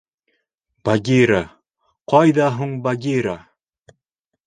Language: Bashkir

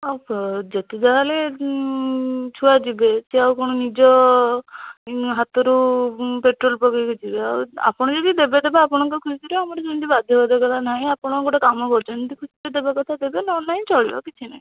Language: Odia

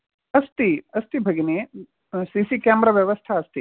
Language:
Sanskrit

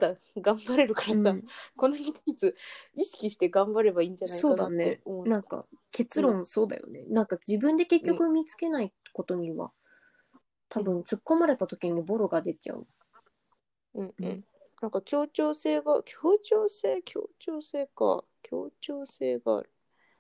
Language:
Japanese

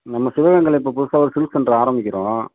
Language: Tamil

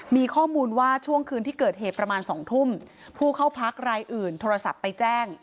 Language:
Thai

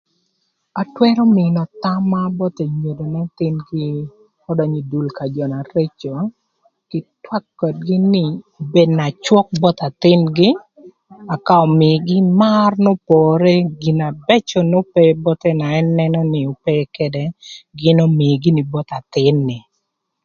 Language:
Thur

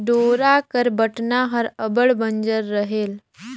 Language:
Chhattisgarhi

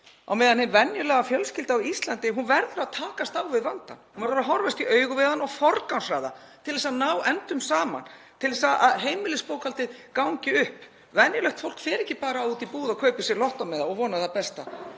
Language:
Icelandic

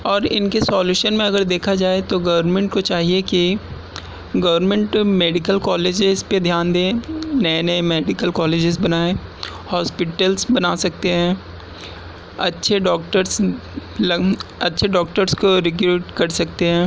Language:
Urdu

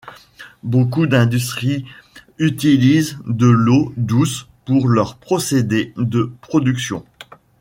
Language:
French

